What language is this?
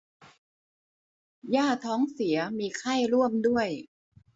Thai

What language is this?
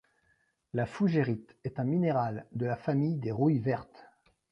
French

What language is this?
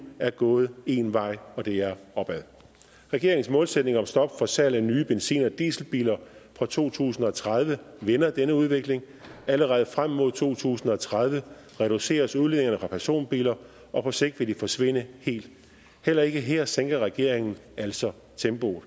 Danish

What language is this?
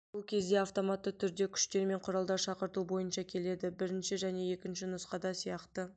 Kazakh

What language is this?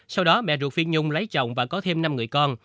Vietnamese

